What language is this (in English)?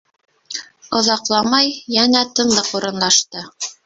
Bashkir